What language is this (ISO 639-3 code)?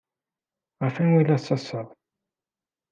kab